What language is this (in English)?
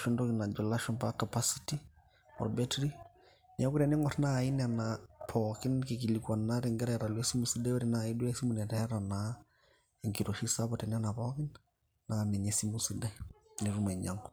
Masai